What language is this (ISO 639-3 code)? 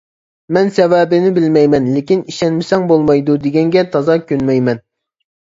uig